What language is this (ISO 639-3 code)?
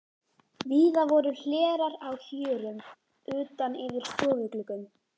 isl